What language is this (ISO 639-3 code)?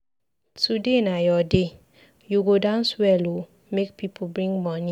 pcm